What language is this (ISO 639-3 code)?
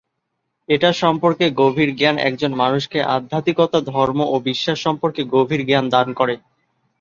ben